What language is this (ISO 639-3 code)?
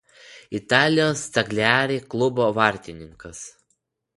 lit